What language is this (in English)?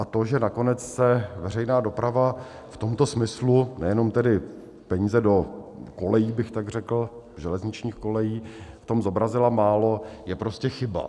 Czech